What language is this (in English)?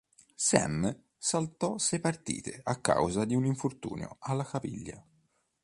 Italian